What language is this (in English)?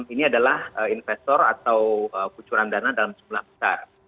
Indonesian